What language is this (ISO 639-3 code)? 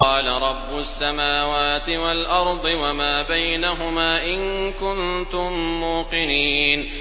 ara